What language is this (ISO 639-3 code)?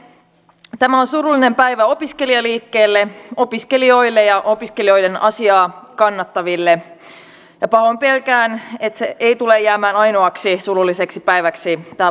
fin